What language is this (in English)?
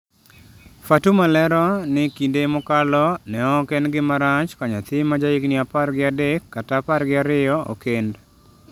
Luo (Kenya and Tanzania)